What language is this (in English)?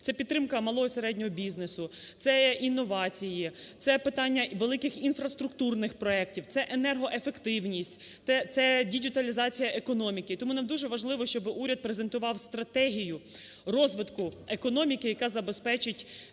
Ukrainian